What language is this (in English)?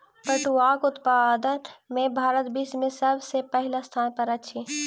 Maithili